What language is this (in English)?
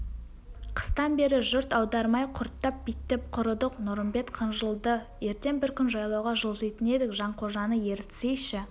Kazakh